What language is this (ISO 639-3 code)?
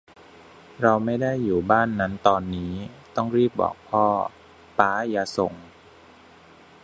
tha